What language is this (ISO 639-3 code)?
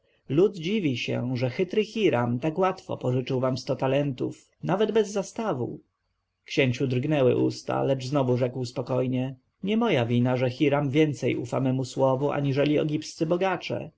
pol